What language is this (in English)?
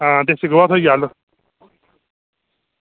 Dogri